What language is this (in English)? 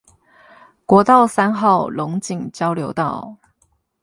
Chinese